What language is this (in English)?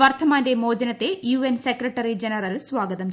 Malayalam